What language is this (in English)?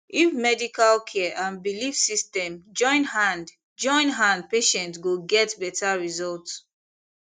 Nigerian Pidgin